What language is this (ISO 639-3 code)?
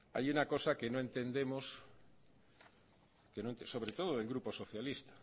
spa